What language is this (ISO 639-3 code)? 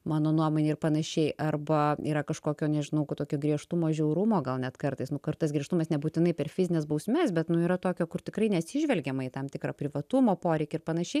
lit